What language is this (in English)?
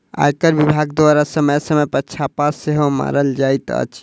Maithili